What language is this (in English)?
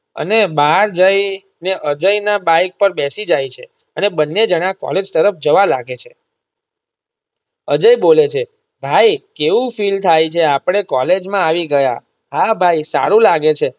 Gujarati